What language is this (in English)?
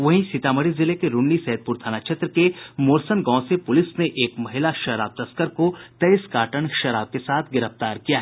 Hindi